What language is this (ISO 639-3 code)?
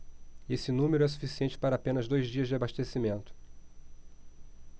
por